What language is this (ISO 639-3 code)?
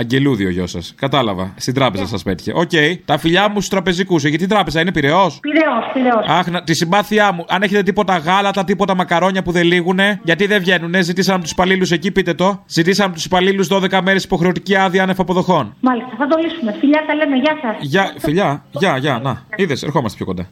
ell